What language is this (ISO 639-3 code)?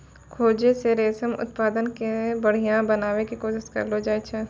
mai